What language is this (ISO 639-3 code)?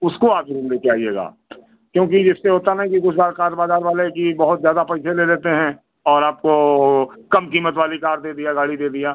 hin